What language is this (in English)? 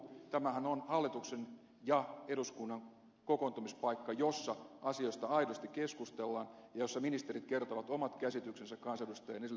Finnish